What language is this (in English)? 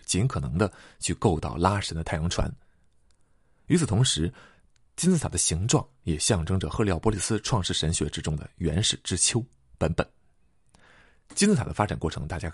Chinese